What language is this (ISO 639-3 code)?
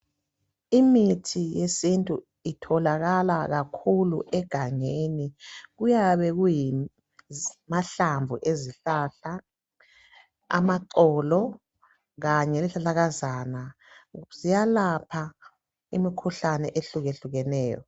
nde